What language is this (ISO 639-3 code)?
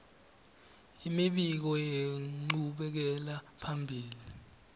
ssw